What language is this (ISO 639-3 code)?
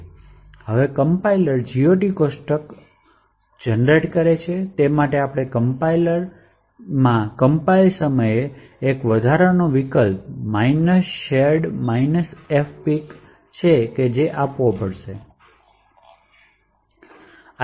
guj